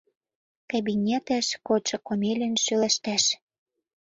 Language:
Mari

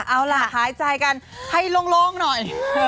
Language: Thai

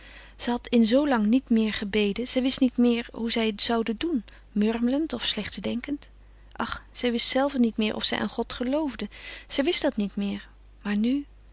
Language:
Dutch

